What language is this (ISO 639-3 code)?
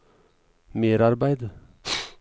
nor